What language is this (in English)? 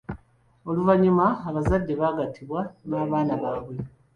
Ganda